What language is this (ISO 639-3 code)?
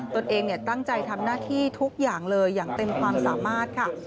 tha